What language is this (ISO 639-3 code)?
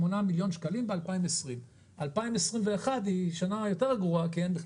heb